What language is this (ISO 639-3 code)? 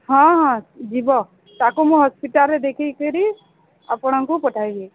ori